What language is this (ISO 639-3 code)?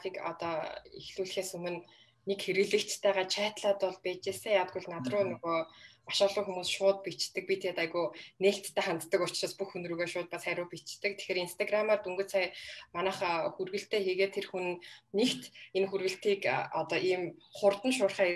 rus